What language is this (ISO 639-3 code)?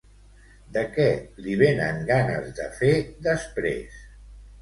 cat